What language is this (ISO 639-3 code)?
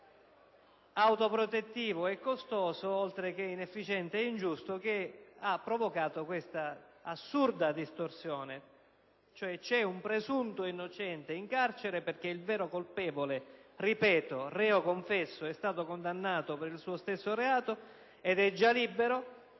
ita